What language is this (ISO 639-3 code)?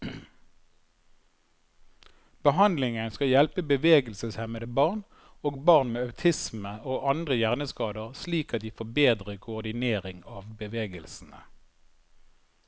nor